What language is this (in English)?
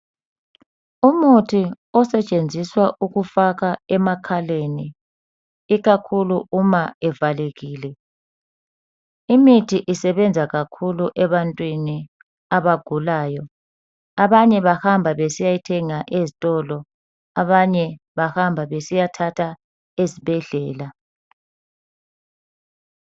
North Ndebele